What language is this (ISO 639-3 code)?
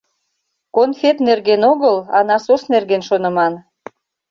chm